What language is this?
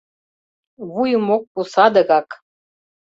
Mari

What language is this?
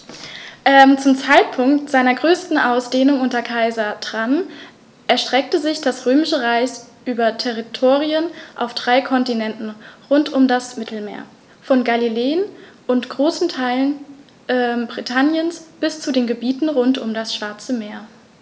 German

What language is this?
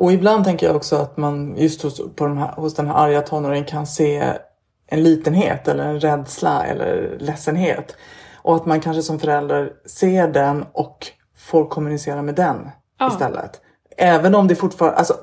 Swedish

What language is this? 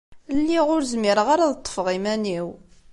Kabyle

